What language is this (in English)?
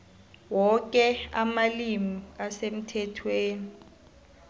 South Ndebele